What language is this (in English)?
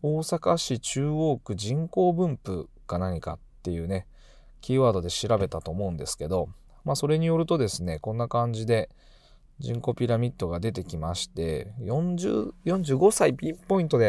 Japanese